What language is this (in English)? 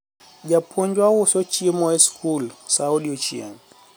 Luo (Kenya and Tanzania)